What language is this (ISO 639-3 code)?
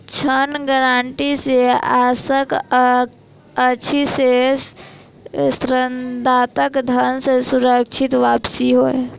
mai